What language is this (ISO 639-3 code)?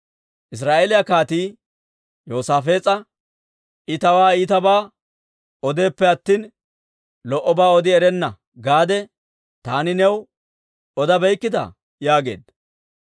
dwr